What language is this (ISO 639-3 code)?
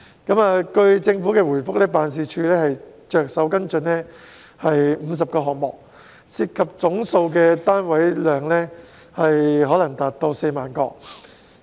yue